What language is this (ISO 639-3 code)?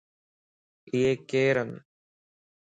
lss